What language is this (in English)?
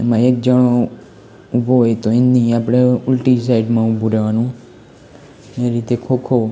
Gujarati